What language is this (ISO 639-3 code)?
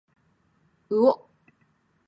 jpn